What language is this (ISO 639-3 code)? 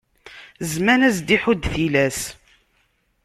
kab